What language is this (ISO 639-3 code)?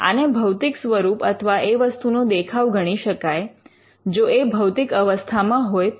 guj